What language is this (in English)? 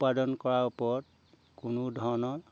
Assamese